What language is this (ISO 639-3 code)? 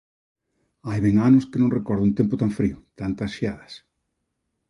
glg